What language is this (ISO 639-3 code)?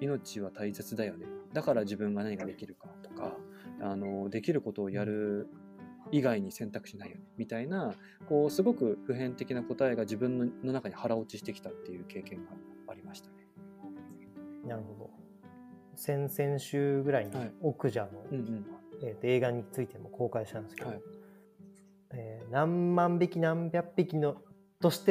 jpn